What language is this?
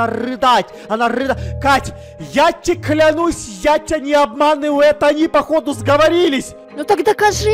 Russian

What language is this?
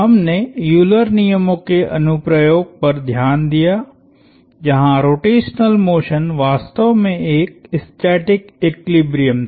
Hindi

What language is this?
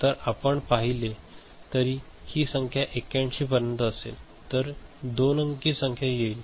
Marathi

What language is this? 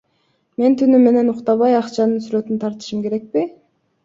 Kyrgyz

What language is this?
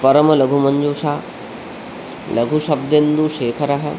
Sanskrit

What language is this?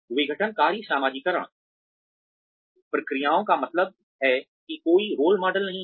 Hindi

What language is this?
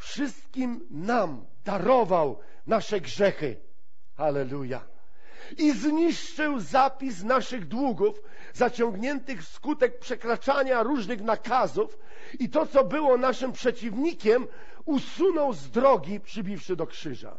Polish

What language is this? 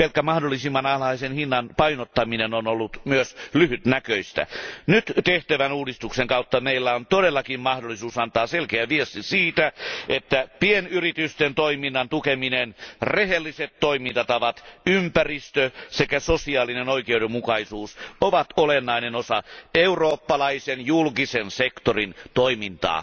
Finnish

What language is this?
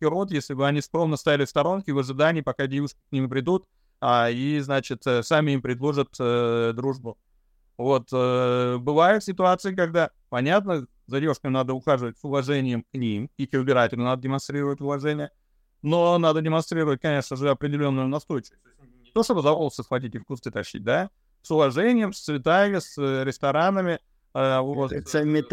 Russian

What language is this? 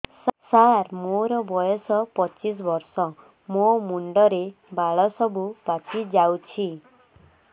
Odia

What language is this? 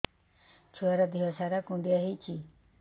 Odia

